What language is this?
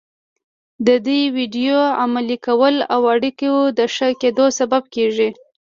Pashto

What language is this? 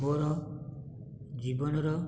Odia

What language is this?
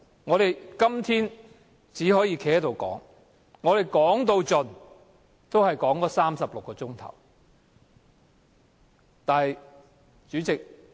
Cantonese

